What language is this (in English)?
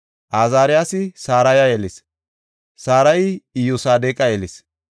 Gofa